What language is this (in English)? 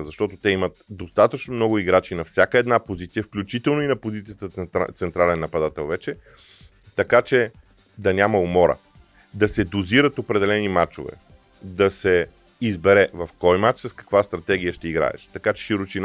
Bulgarian